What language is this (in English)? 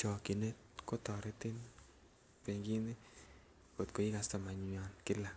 Kalenjin